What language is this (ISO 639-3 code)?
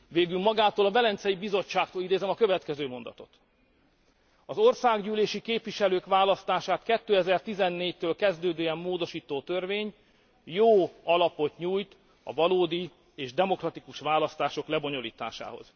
hun